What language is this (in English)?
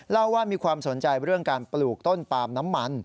Thai